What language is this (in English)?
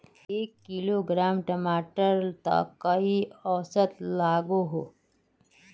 Magahi